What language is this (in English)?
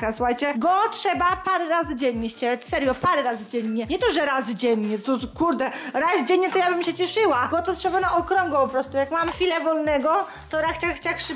Polish